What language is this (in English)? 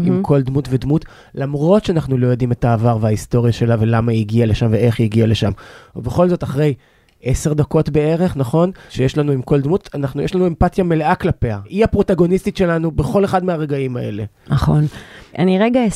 Hebrew